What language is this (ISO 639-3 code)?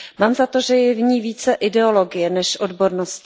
ces